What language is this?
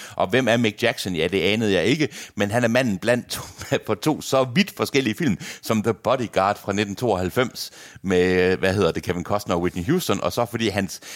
Danish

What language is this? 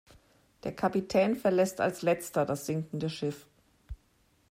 German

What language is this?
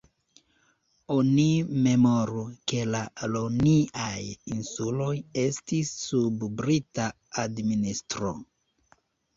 Esperanto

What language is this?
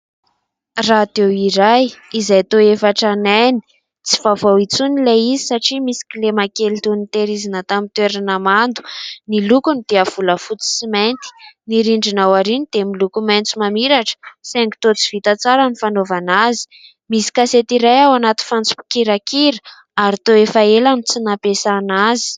Malagasy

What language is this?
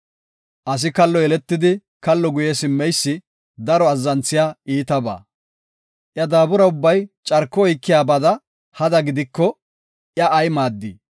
Gofa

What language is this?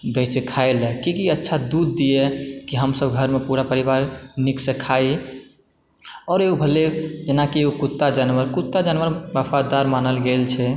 Maithili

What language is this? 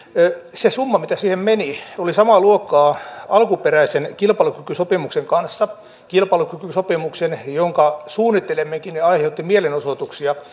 Finnish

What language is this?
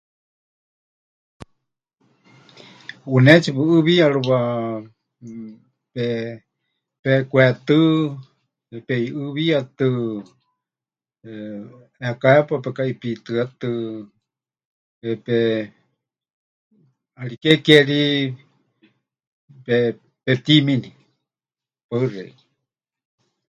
Huichol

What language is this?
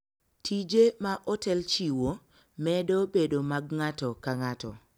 Luo (Kenya and Tanzania)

